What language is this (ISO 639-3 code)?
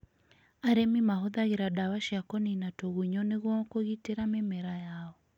kik